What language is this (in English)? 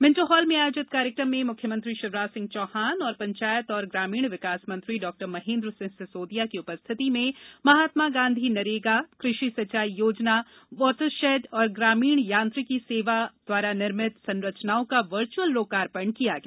Hindi